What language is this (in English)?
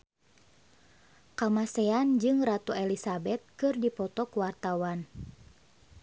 Sundanese